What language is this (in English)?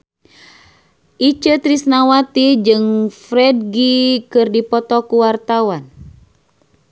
Sundanese